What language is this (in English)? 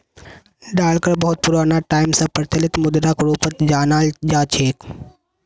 Magahi